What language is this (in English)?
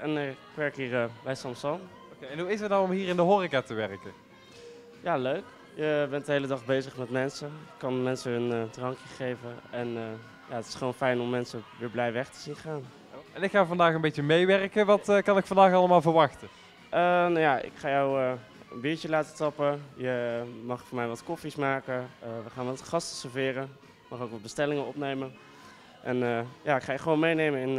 Dutch